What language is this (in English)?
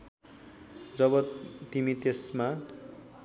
Nepali